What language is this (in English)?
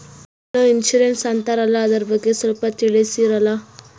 Kannada